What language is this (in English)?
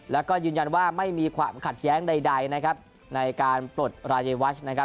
Thai